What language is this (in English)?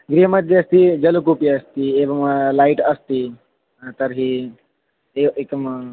Sanskrit